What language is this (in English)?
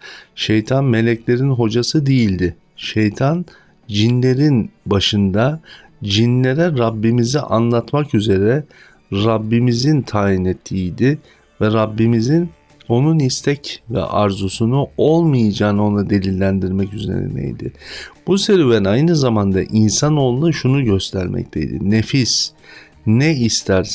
Turkish